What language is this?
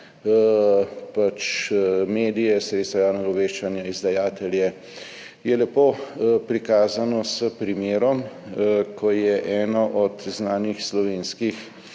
Slovenian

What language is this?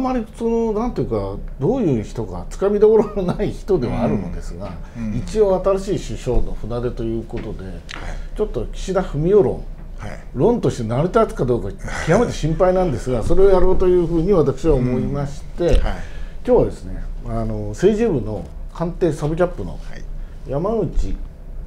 Japanese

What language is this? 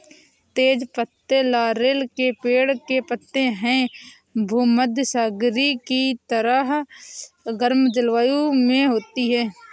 Hindi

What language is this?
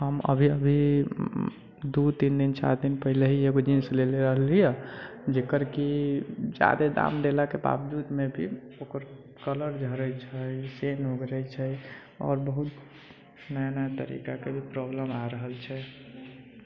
Maithili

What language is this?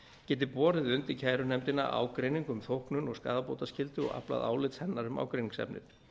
Icelandic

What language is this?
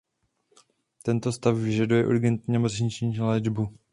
Czech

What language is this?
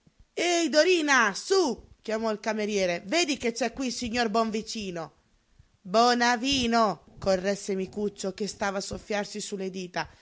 Italian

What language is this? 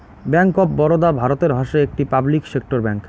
Bangla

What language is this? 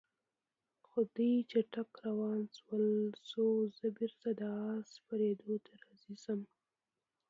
Pashto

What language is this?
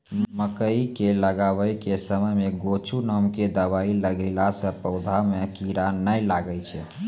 Maithili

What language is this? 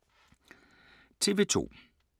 Danish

